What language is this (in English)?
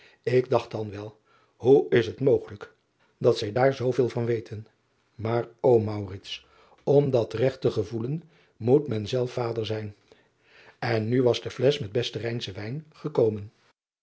Dutch